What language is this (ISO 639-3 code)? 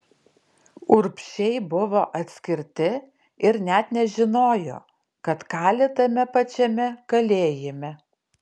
lit